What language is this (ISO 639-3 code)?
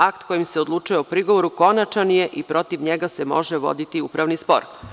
srp